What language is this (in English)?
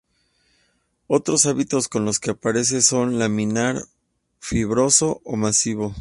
Spanish